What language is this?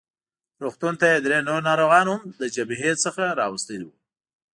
Pashto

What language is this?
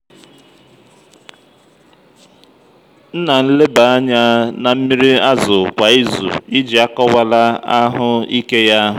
Igbo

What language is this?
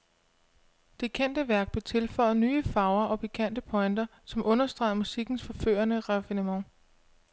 Danish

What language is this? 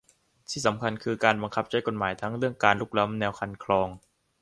Thai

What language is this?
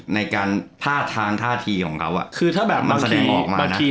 Thai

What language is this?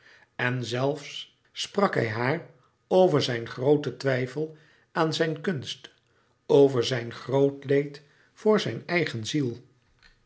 Dutch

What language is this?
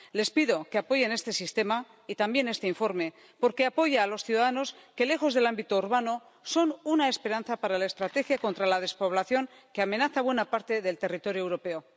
Spanish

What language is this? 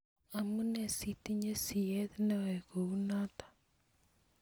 Kalenjin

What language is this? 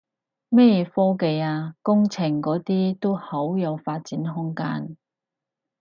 Cantonese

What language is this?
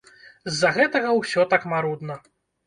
Belarusian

